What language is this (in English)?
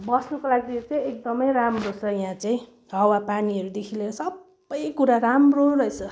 Nepali